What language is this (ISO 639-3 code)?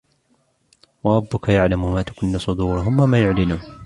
ara